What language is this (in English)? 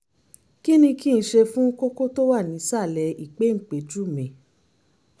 Yoruba